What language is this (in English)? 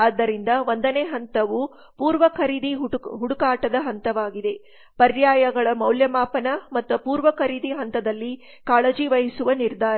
Kannada